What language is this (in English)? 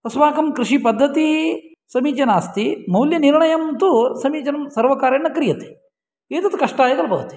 Sanskrit